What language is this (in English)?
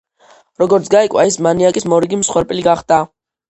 Georgian